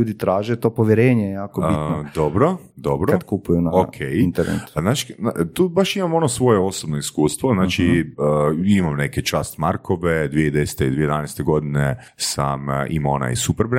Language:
Croatian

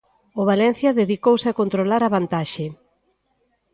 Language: Galician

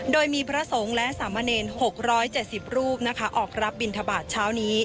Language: Thai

